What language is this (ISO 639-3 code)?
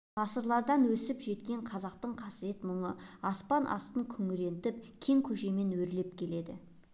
kaz